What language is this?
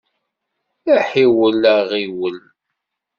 Kabyle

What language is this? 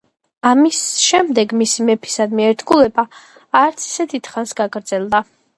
Georgian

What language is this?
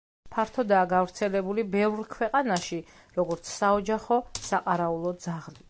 Georgian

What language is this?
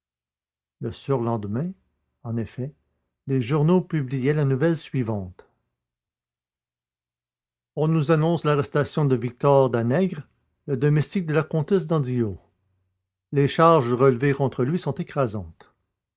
French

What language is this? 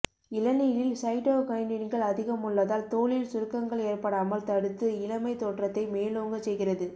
Tamil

